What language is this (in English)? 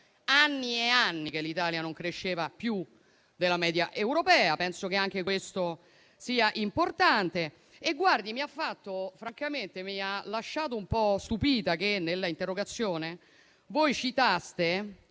Italian